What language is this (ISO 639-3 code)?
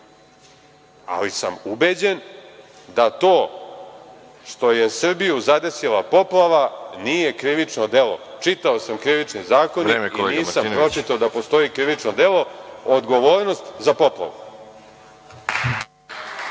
srp